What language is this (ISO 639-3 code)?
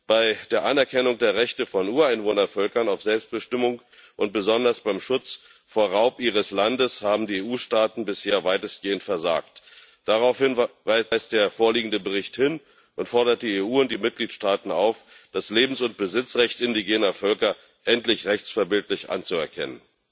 deu